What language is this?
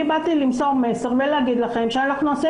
Hebrew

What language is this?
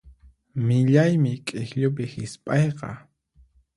Puno Quechua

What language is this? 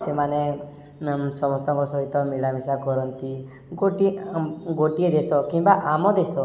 Odia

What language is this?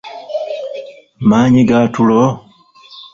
Ganda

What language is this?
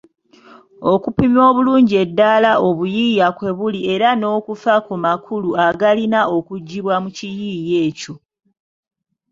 Ganda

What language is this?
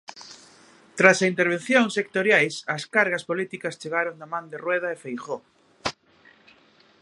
Galician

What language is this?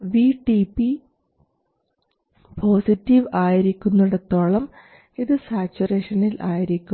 Malayalam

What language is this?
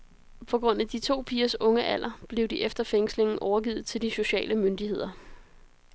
Danish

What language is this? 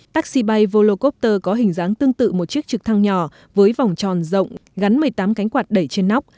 Vietnamese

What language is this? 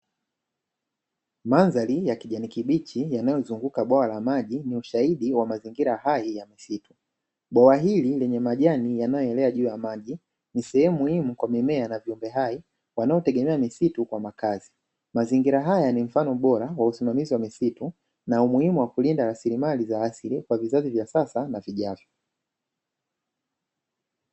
Swahili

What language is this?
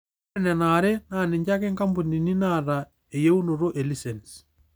Masai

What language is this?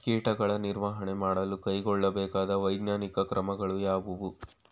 Kannada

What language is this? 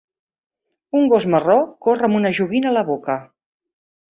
Catalan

